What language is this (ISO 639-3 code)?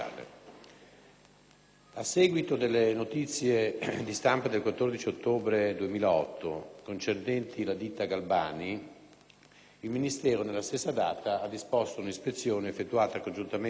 ita